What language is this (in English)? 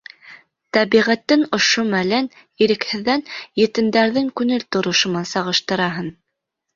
Bashkir